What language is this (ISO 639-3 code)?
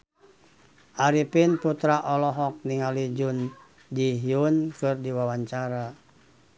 sun